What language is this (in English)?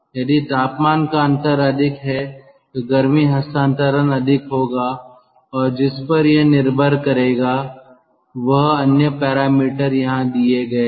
Hindi